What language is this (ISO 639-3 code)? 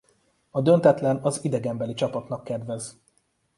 hun